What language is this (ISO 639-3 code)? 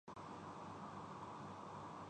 urd